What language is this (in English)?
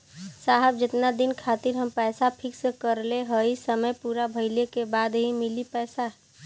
Bhojpuri